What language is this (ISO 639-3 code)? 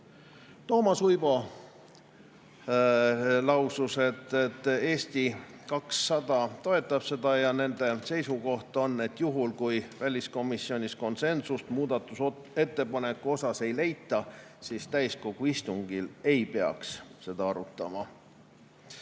est